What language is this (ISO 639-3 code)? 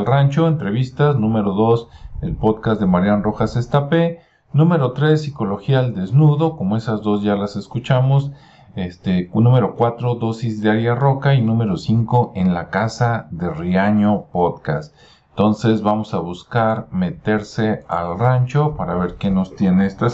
spa